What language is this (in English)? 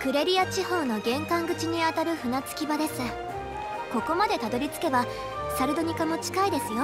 Japanese